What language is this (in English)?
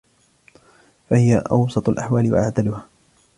Arabic